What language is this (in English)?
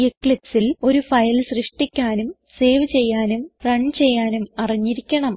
Malayalam